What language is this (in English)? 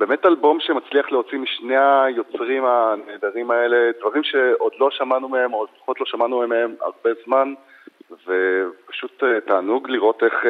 Hebrew